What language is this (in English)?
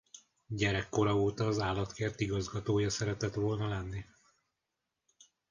Hungarian